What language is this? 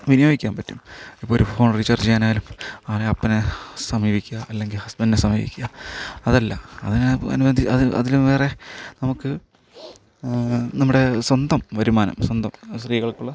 Malayalam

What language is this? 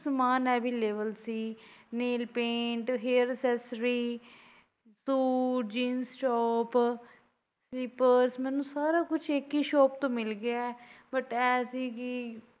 Punjabi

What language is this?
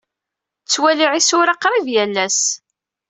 Kabyle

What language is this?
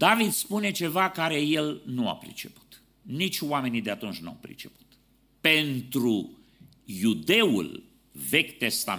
Romanian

